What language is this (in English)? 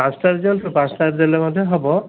Odia